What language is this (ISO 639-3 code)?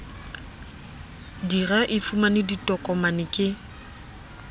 sot